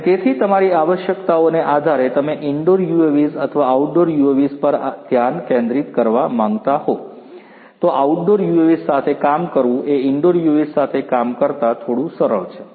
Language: Gujarati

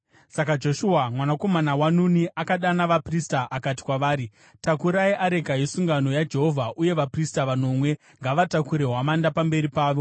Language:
Shona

